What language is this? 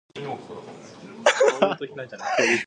English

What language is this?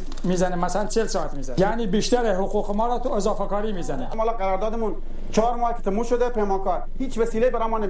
Persian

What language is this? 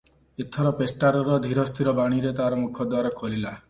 Odia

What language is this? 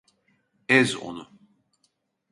Turkish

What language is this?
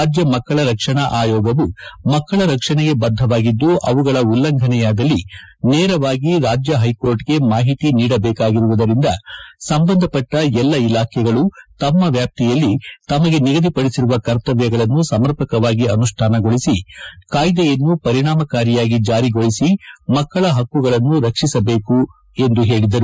Kannada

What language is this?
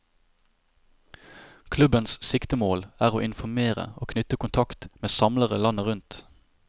Norwegian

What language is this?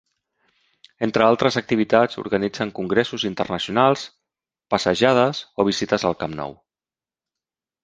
Catalan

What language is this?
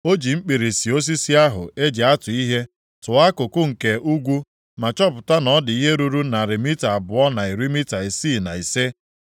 Igbo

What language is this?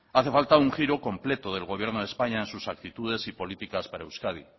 Spanish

